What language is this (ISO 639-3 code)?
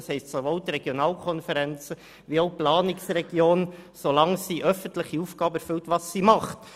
gsw